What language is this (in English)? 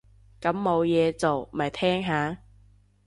Cantonese